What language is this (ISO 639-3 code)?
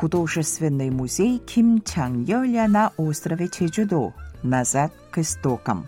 rus